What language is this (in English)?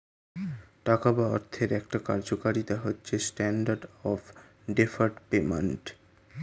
Bangla